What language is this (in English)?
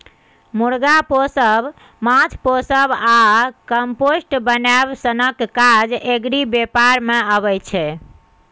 Maithili